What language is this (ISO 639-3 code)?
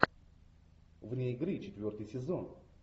rus